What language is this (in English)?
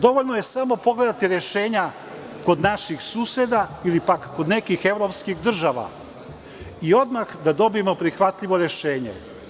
Serbian